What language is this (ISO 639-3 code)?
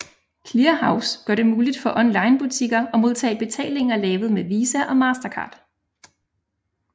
dan